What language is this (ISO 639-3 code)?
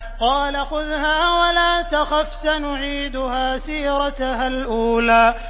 ara